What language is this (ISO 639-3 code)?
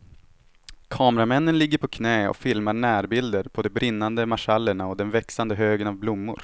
swe